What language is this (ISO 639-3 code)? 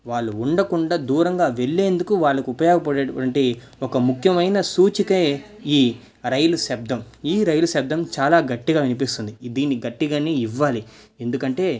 tel